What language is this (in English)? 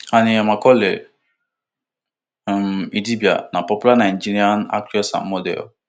Nigerian Pidgin